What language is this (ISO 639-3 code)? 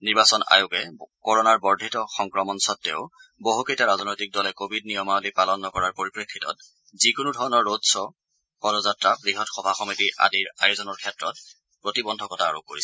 asm